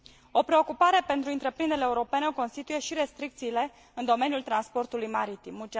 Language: Romanian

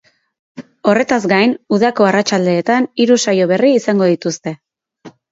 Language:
Basque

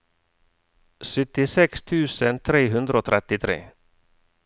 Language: Norwegian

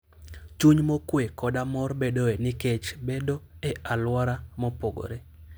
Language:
Luo (Kenya and Tanzania)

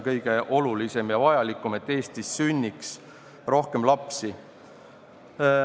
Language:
Estonian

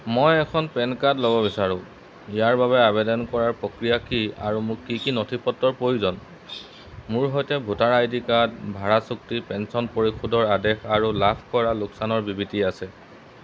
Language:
Assamese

